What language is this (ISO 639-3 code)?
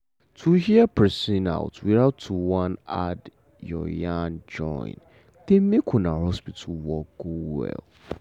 pcm